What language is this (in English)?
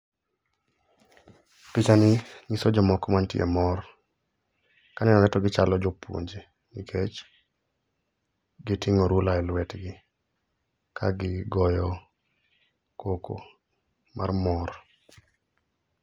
Luo (Kenya and Tanzania)